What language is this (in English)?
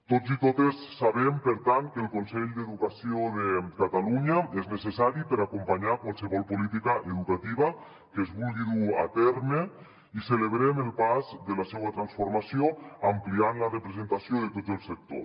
Catalan